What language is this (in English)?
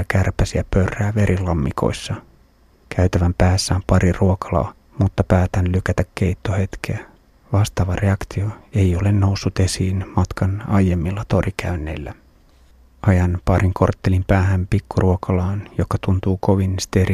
Finnish